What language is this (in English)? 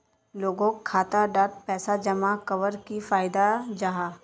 Magahi